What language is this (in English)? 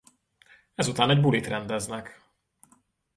Hungarian